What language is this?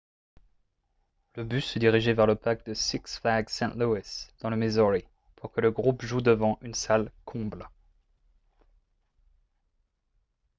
French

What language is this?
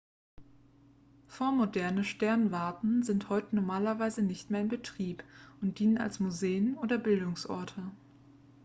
German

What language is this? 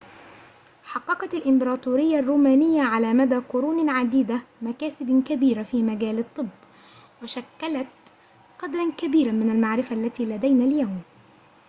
Arabic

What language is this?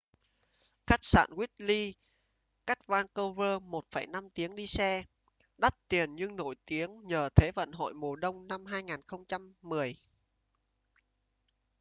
Vietnamese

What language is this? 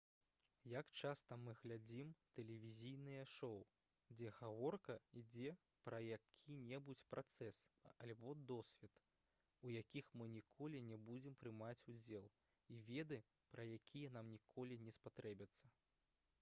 Belarusian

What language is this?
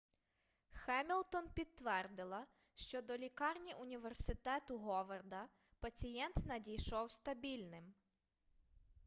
Ukrainian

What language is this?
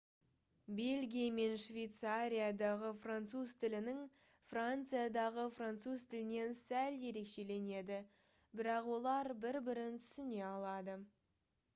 Kazakh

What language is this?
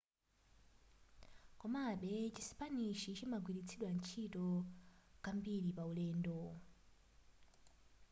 Nyanja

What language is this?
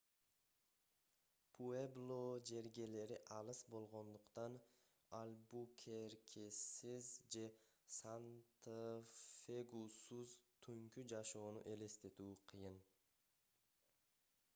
Kyrgyz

